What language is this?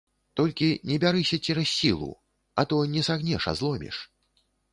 Belarusian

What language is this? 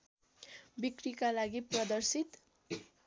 Nepali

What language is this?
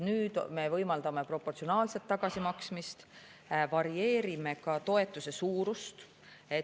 Estonian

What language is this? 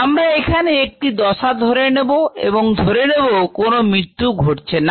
Bangla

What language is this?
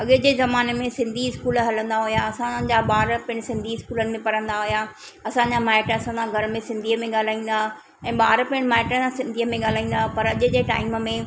Sindhi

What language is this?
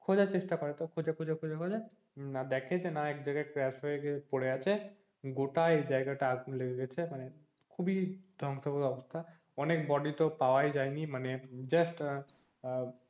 Bangla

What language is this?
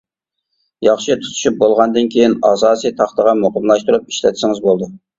Uyghur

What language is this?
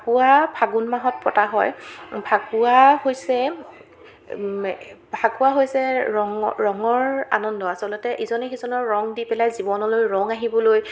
Assamese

